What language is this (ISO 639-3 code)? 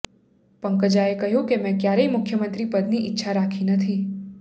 guj